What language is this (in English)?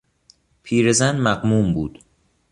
Persian